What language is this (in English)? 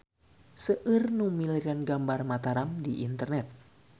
Sundanese